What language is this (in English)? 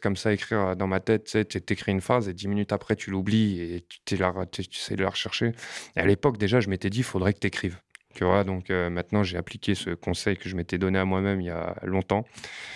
French